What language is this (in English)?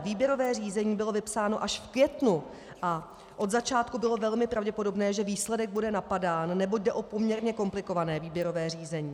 Czech